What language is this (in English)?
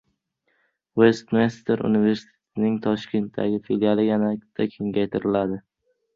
Uzbek